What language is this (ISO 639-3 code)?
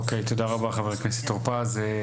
heb